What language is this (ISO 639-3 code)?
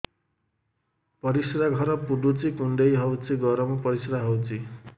ori